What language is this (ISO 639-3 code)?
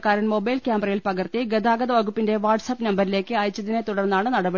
mal